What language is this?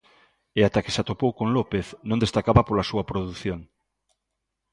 Galician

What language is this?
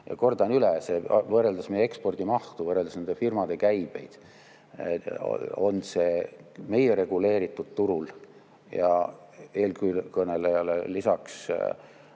Estonian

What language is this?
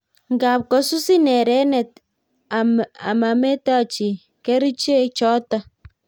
Kalenjin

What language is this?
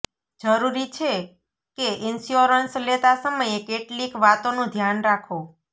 Gujarati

